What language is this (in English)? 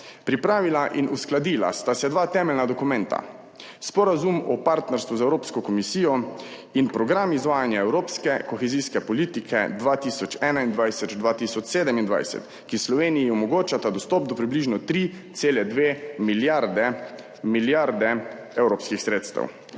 Slovenian